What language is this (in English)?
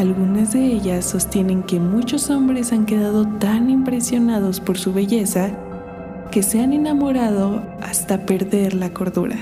Spanish